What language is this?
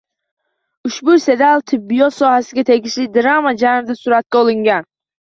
Uzbek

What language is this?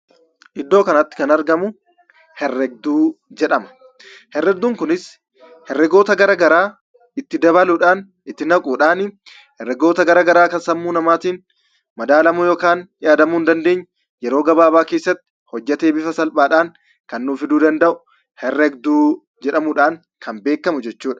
Oromo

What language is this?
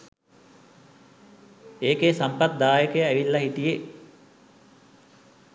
Sinhala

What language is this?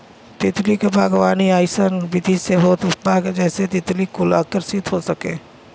Bhojpuri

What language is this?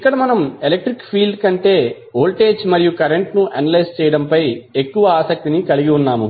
Telugu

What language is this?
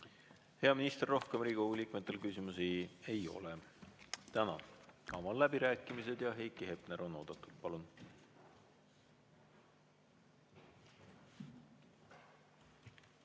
Estonian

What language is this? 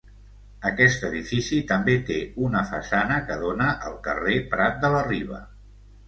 Catalan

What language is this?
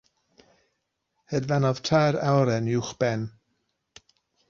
Welsh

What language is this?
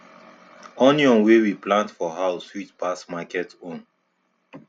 Nigerian Pidgin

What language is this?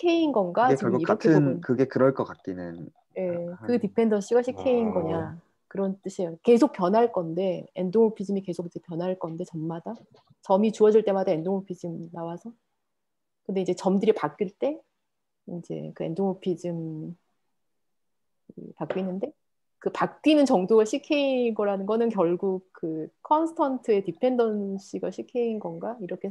Korean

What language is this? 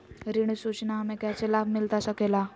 Magahi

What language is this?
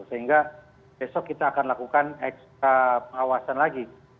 Indonesian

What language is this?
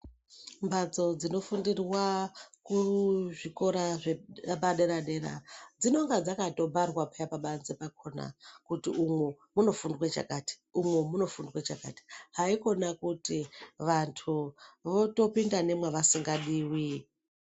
Ndau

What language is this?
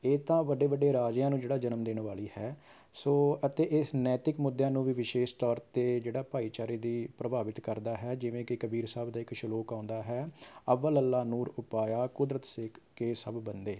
Punjabi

